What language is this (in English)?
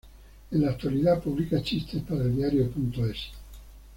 Spanish